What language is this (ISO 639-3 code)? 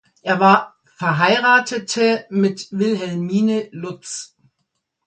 deu